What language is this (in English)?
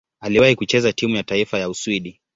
Swahili